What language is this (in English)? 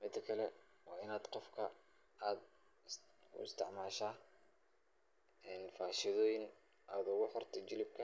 Somali